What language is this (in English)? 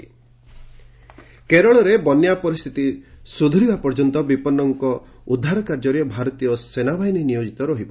Odia